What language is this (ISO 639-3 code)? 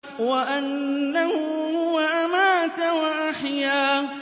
ara